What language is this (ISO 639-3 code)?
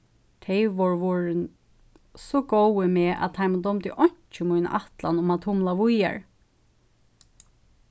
fao